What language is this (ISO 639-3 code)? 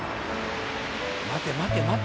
jpn